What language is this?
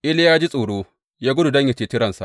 Hausa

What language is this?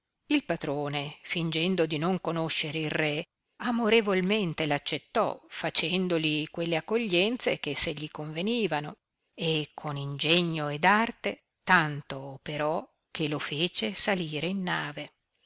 Italian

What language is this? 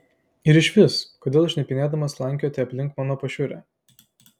Lithuanian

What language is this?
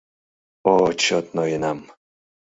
Mari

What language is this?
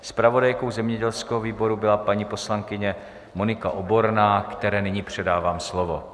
Czech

